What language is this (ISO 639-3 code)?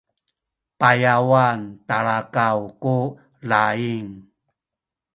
szy